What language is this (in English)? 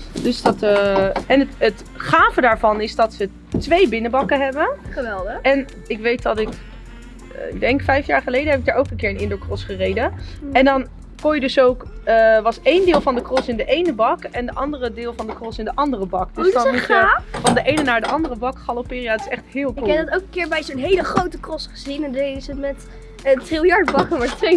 Dutch